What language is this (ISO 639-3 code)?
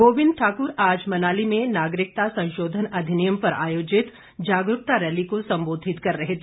hin